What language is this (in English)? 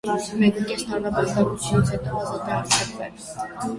Armenian